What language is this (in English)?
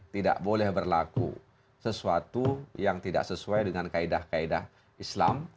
Indonesian